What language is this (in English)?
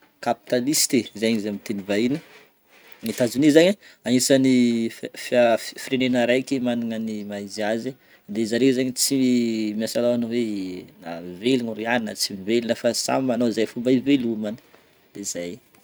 Northern Betsimisaraka Malagasy